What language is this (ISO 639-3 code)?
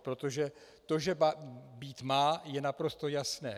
ces